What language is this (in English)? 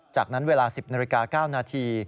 Thai